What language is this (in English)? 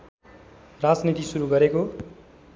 Nepali